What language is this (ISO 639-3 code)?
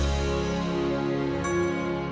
ind